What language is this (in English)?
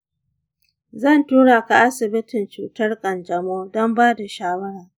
Hausa